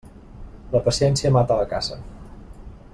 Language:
Catalan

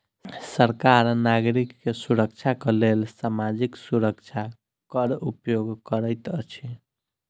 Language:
Maithili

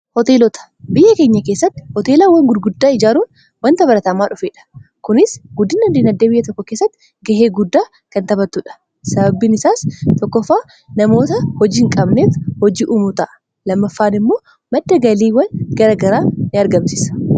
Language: Oromo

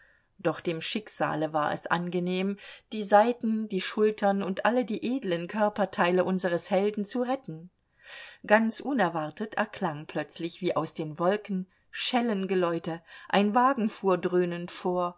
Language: German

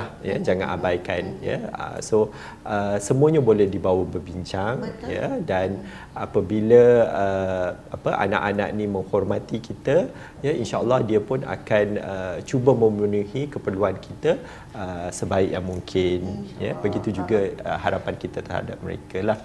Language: Malay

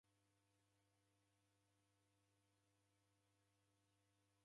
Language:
Taita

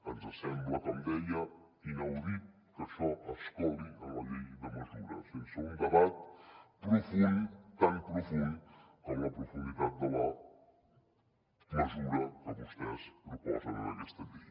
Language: Catalan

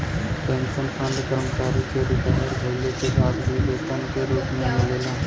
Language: Bhojpuri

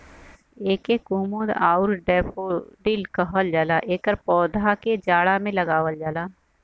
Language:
Bhojpuri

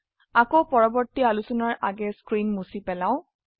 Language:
Assamese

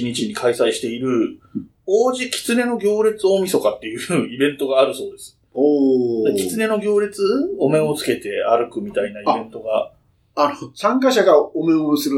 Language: Japanese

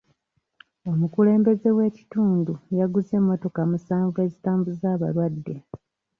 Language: Ganda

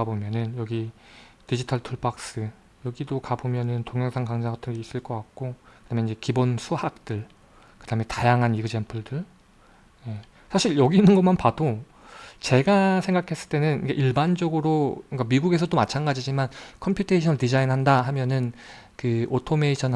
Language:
Korean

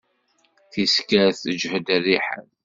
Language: Kabyle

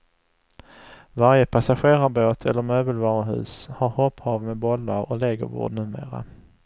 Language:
Swedish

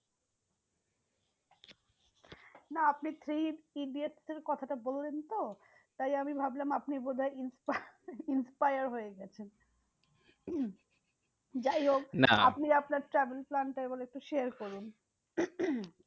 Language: Bangla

